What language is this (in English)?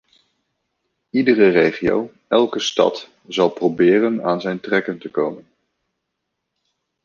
Dutch